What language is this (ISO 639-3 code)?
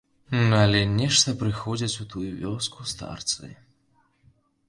bel